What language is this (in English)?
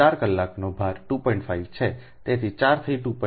Gujarati